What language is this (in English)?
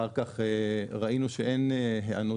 Hebrew